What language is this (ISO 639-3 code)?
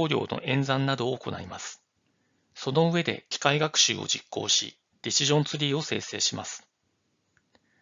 jpn